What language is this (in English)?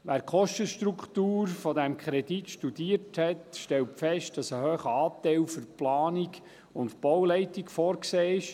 Swiss German